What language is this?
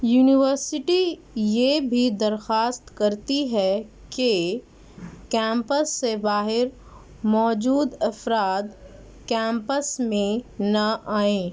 Urdu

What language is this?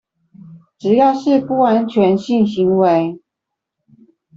Chinese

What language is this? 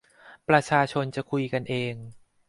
Thai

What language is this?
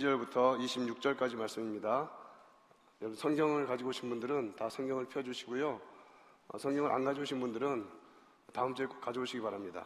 Korean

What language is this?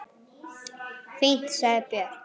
Icelandic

